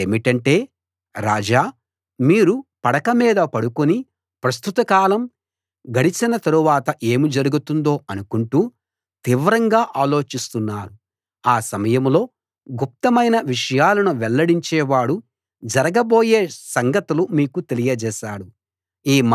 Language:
Telugu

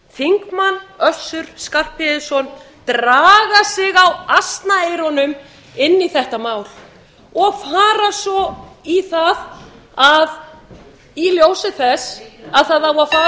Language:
Icelandic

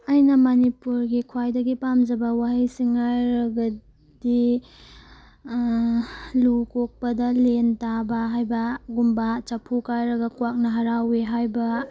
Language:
Manipuri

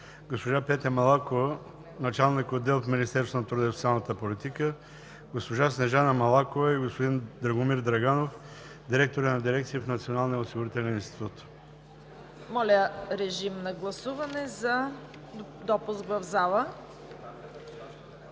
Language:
Bulgarian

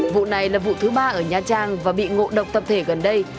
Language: Vietnamese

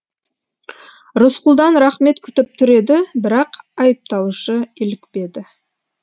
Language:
Kazakh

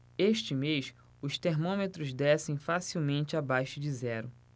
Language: Portuguese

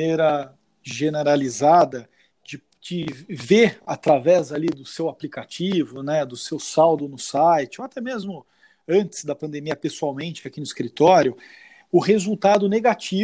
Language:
Portuguese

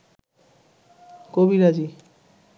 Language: Bangla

